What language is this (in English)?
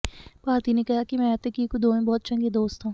Punjabi